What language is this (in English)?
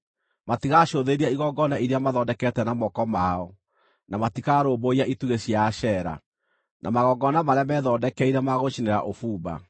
Kikuyu